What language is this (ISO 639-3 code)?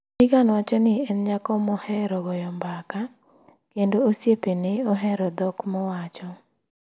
luo